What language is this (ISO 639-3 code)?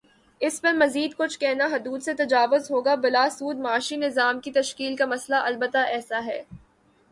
urd